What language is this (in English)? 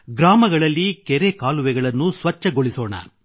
Kannada